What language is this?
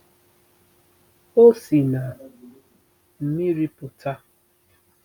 Igbo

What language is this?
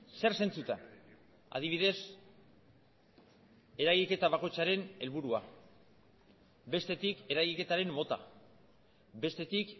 Basque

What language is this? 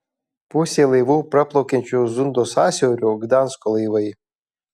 Lithuanian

